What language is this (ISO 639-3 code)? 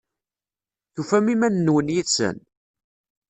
kab